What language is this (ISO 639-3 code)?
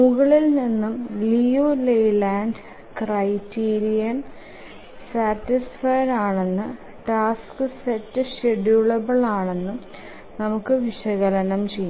mal